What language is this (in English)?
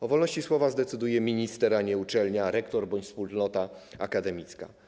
Polish